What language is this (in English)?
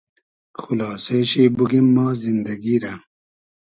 Hazaragi